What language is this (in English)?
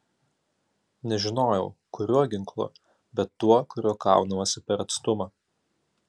Lithuanian